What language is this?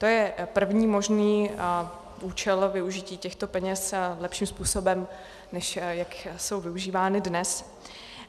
Czech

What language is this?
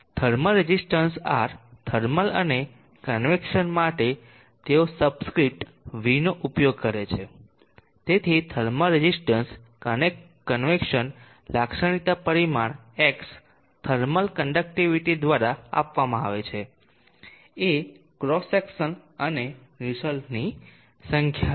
Gujarati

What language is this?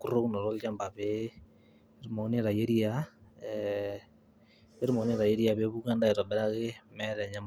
Masai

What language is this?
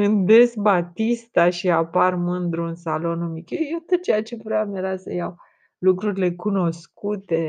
Romanian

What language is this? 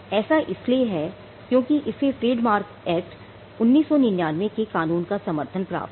Hindi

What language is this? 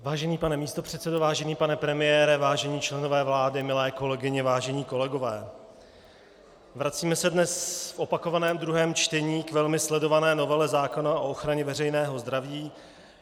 Czech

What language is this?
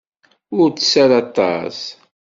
Kabyle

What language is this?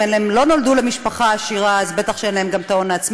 Hebrew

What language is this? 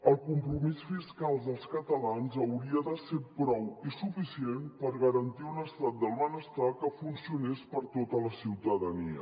Catalan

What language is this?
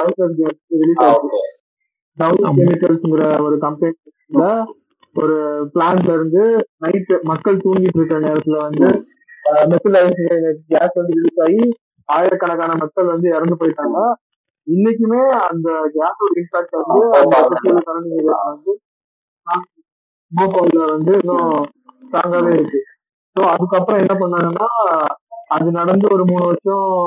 Tamil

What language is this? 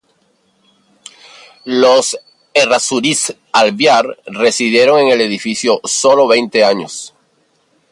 Spanish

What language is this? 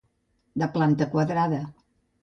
Catalan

